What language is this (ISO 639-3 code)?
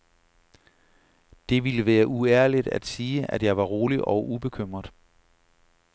dan